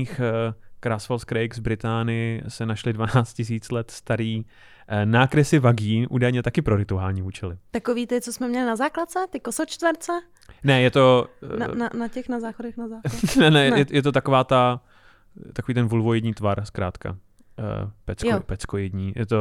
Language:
Czech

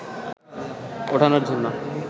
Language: Bangla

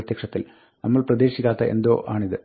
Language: Malayalam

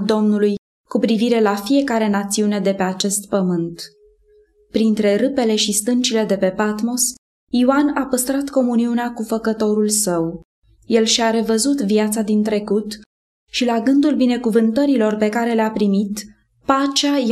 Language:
Romanian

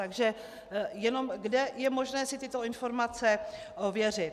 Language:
Czech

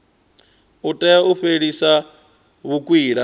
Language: Venda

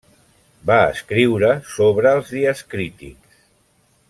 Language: Catalan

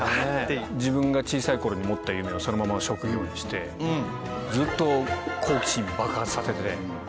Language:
Japanese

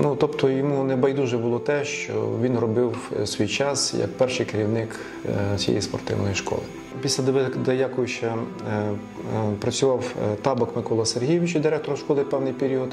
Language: Ukrainian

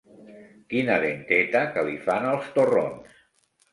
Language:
Catalan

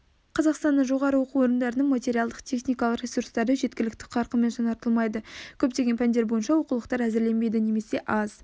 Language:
Kazakh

